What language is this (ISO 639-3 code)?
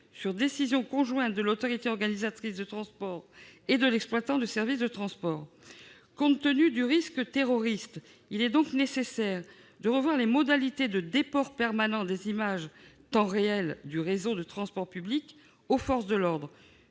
fra